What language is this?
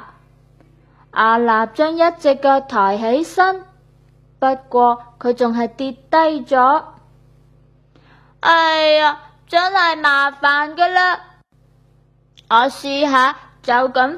Chinese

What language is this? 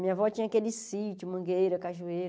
Portuguese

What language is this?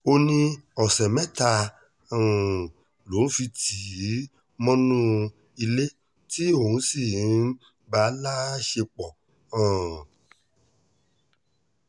Yoruba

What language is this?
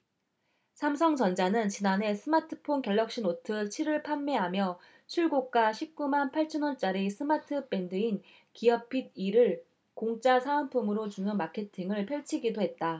Korean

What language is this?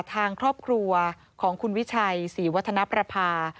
Thai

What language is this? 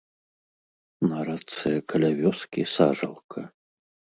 Belarusian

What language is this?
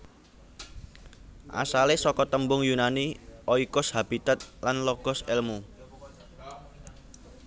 Javanese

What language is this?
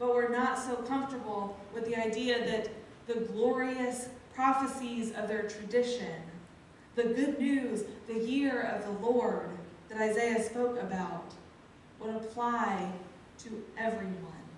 English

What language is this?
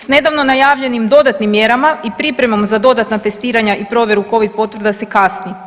Croatian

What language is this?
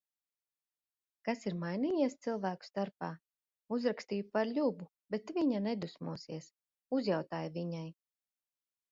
Latvian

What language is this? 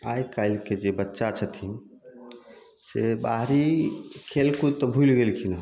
Maithili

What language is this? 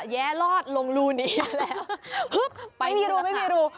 Thai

